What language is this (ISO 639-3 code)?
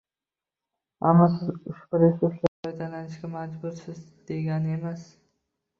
uzb